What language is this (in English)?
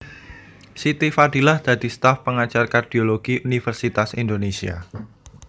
Javanese